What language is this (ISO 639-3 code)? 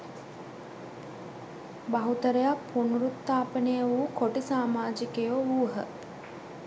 sin